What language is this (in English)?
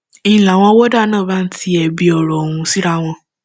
Yoruba